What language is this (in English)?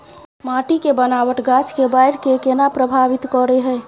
Maithili